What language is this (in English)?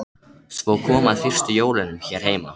Icelandic